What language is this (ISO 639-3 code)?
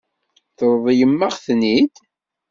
kab